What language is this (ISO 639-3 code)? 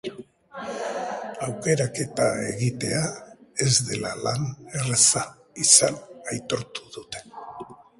eus